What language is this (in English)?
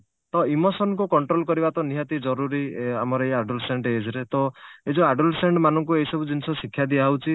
Odia